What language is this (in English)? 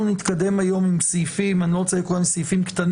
Hebrew